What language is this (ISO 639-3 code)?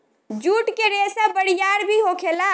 bho